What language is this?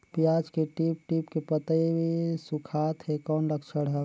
Chhattisgarhi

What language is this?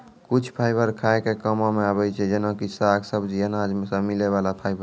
Maithili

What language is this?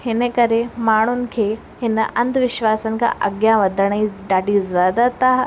Sindhi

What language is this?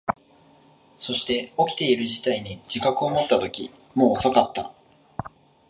Japanese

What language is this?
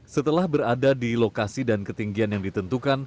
Indonesian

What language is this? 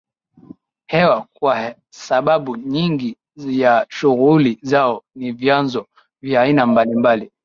Swahili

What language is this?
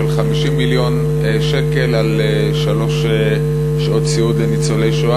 Hebrew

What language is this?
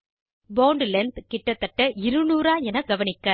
Tamil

